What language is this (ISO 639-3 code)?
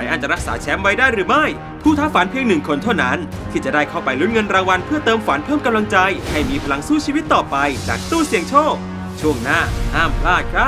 tha